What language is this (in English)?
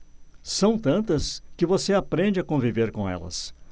Portuguese